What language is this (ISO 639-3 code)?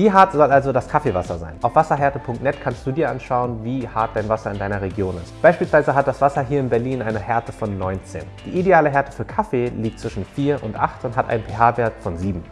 deu